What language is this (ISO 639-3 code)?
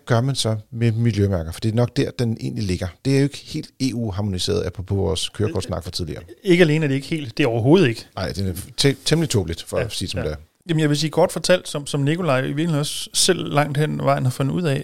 dan